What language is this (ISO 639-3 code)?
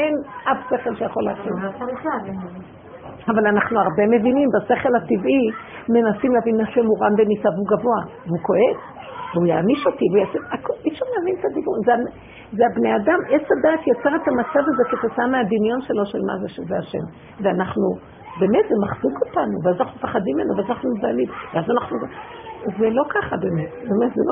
heb